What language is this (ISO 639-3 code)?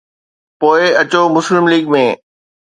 snd